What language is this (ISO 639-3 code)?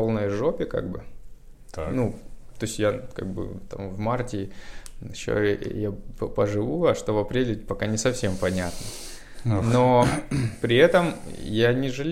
rus